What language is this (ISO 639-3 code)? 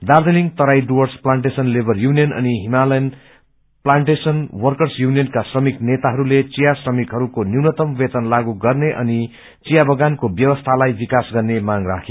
nep